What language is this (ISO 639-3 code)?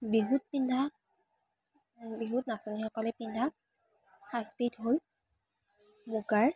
asm